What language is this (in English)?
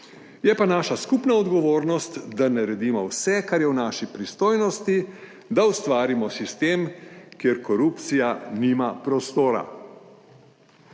Slovenian